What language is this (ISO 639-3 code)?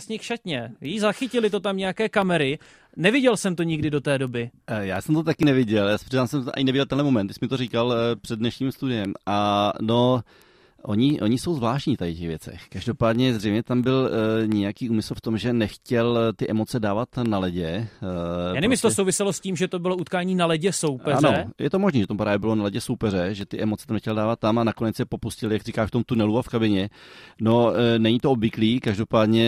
ces